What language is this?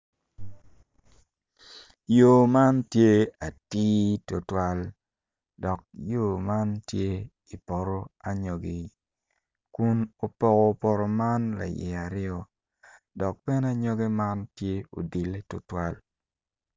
Acoli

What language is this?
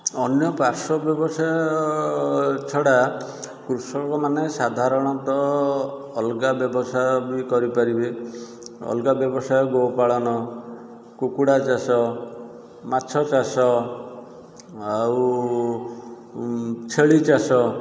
Odia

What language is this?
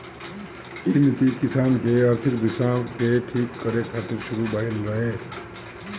Bhojpuri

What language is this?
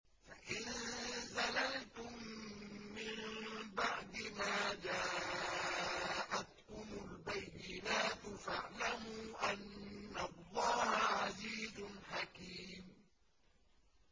Arabic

